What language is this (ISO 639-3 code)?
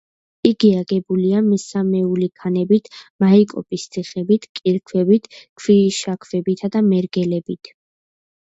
kat